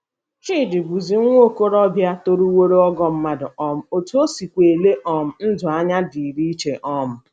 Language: Igbo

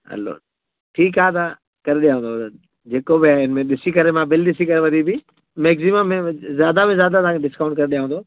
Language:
Sindhi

